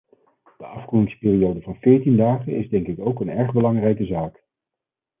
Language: Dutch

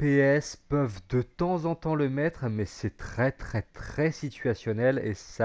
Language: French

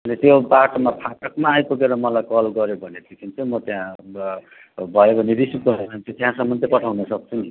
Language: Nepali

